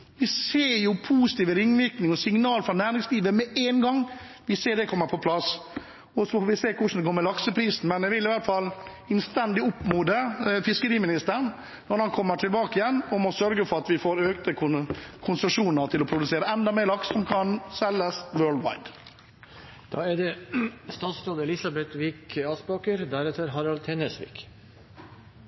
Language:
Norwegian Bokmål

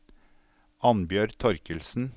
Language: Norwegian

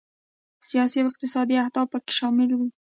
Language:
Pashto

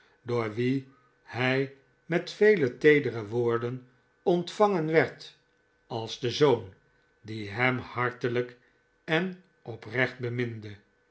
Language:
Dutch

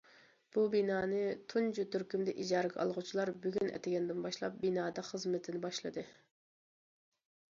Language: Uyghur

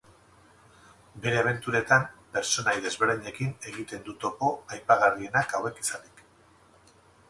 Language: Basque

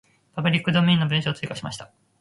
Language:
Japanese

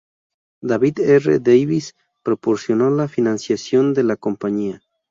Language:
Spanish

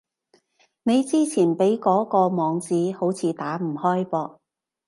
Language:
Cantonese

